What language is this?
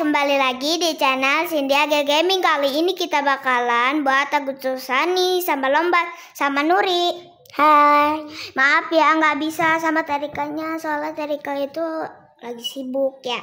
Indonesian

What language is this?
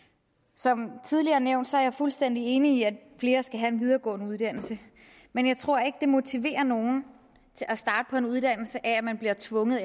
Danish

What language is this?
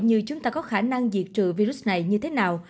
Vietnamese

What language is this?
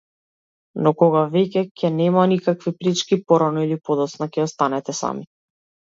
Macedonian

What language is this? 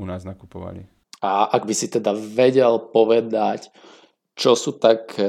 Slovak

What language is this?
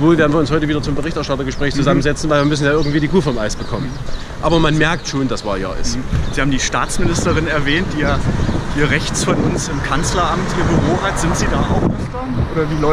German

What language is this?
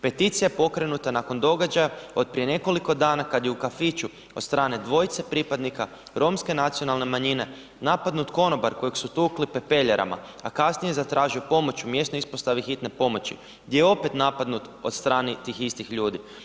Croatian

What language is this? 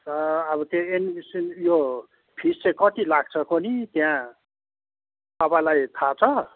Nepali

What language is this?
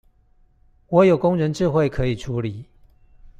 Chinese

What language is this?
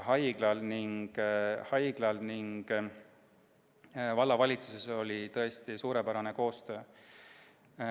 Estonian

